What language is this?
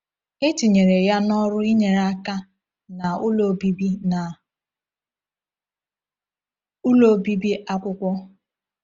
Igbo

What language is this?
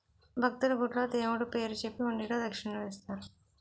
Telugu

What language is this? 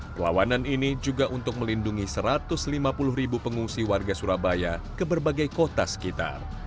Indonesian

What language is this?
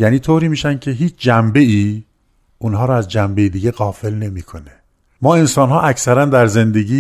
Persian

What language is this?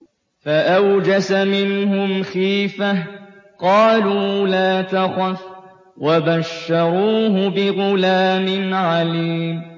Arabic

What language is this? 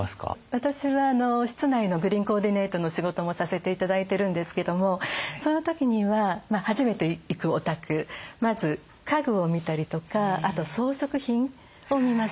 Japanese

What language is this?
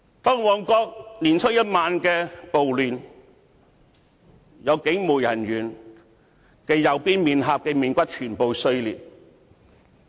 Cantonese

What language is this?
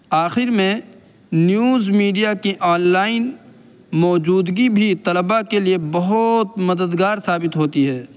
Urdu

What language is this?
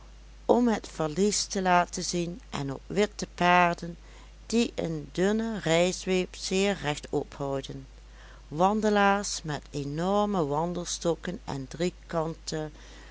Dutch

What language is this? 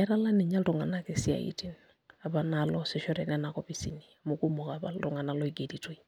Masai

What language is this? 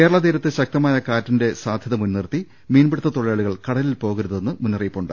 Malayalam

